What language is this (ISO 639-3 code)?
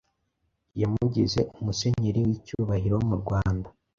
kin